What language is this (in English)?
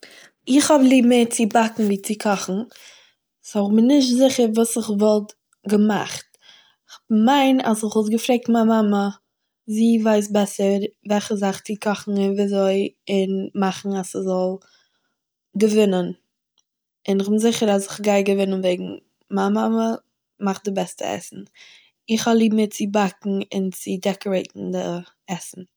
Yiddish